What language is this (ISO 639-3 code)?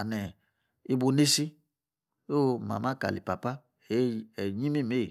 ekr